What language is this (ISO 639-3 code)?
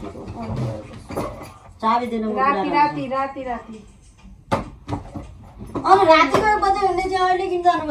tur